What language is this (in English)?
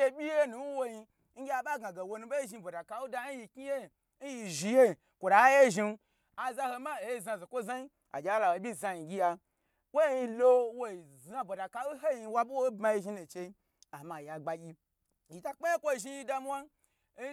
Gbagyi